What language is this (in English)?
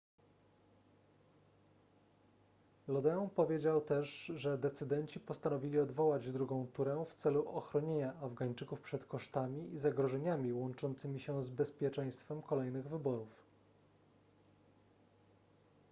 Polish